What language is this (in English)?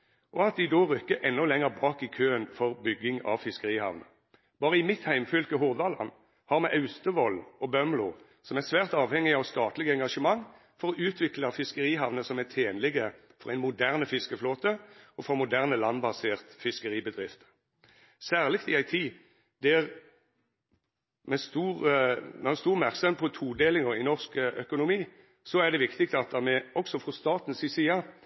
Norwegian Nynorsk